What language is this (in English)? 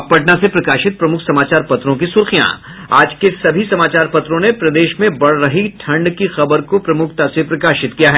Hindi